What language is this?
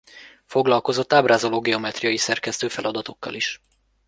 Hungarian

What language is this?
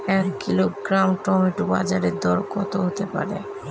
Bangla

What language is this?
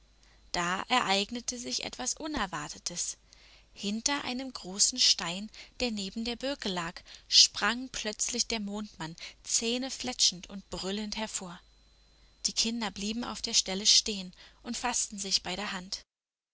German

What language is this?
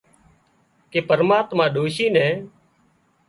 Wadiyara Koli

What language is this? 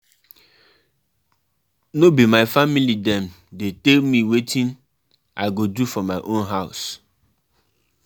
Nigerian Pidgin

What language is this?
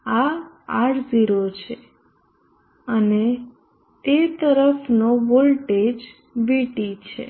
Gujarati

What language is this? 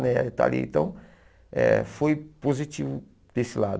Portuguese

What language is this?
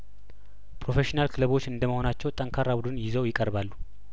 Amharic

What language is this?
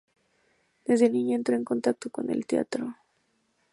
Spanish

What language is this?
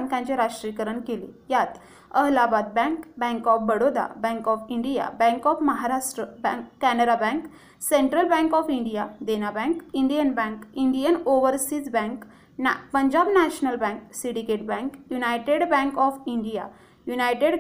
Marathi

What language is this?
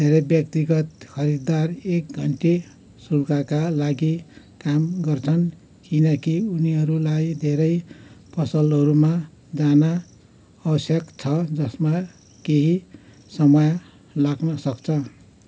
Nepali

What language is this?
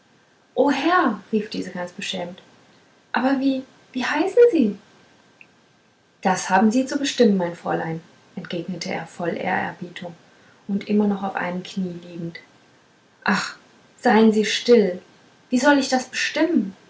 German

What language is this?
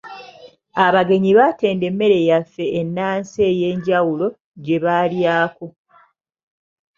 Ganda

